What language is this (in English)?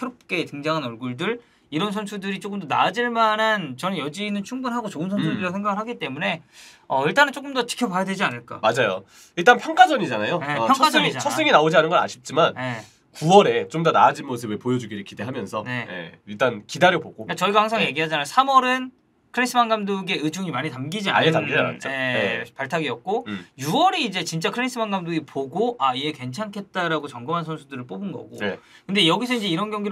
Korean